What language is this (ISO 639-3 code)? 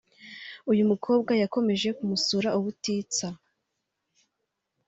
kin